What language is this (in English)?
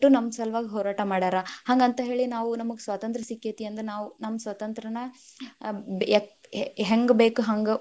Kannada